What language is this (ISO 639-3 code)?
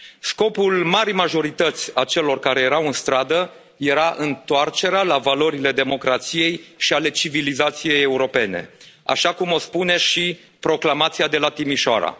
ron